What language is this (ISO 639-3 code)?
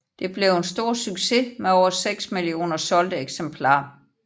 dan